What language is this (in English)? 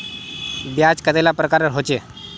Magahi